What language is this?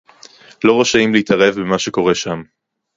Hebrew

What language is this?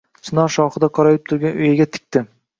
Uzbek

